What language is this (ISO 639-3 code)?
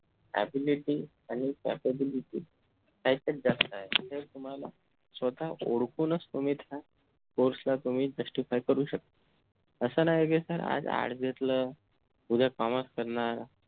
mar